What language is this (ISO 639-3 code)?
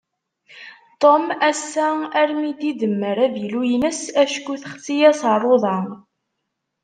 kab